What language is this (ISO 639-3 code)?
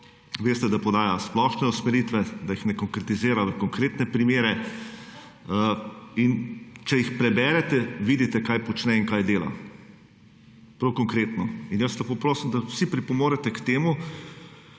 slv